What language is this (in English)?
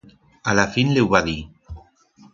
Aragonese